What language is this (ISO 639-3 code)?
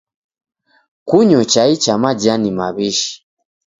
dav